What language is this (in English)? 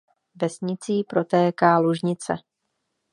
Czech